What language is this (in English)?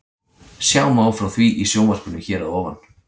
Icelandic